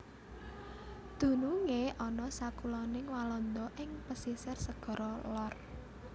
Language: Javanese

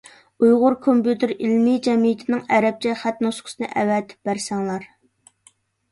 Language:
Uyghur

